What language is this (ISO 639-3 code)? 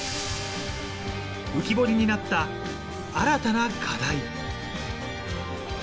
jpn